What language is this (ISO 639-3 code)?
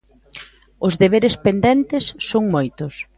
glg